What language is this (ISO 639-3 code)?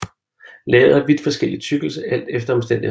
dan